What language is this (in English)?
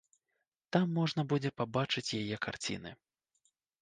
Belarusian